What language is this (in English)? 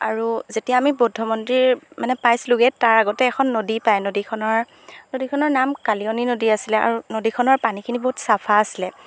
Assamese